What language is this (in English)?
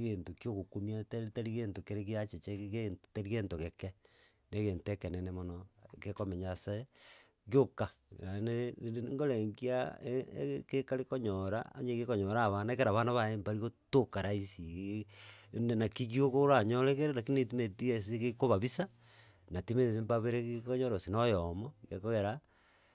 Gusii